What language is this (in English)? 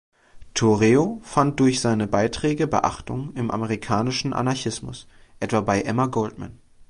German